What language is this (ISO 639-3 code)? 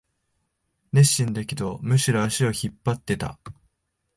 jpn